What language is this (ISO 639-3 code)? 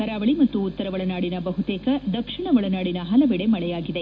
kan